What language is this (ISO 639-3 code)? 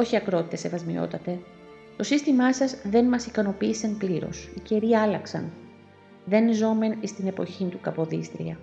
ell